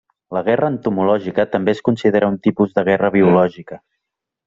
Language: Catalan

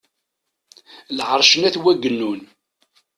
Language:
Kabyle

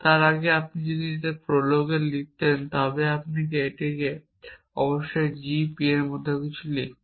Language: Bangla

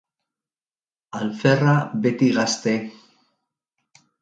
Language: Basque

